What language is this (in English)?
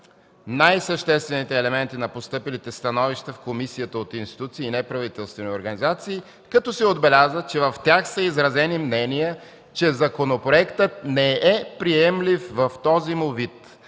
Bulgarian